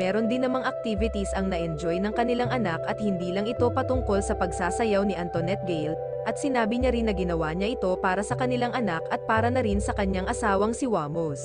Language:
Filipino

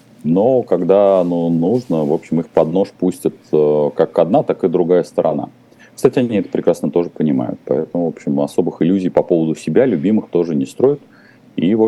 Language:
Russian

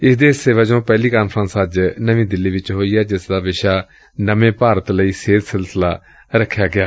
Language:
Punjabi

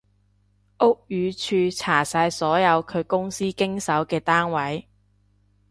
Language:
Cantonese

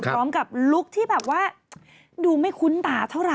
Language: Thai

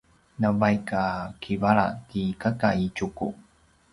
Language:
Paiwan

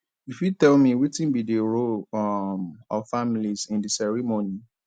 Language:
Nigerian Pidgin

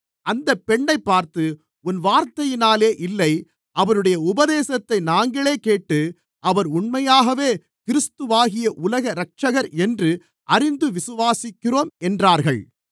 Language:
Tamil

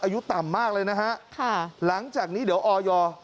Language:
Thai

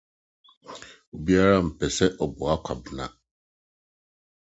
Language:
Akan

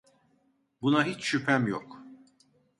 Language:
Turkish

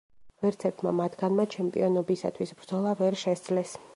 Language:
Georgian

